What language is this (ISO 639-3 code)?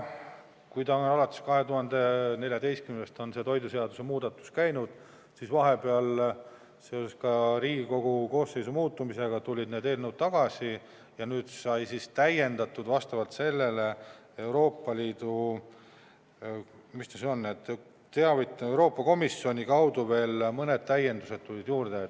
est